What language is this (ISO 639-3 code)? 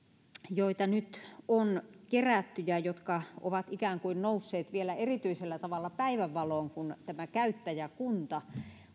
fin